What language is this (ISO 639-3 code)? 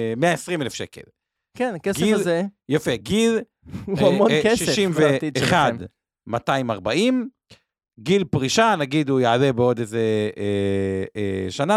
heb